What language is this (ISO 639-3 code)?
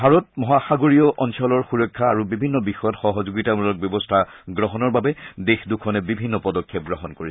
asm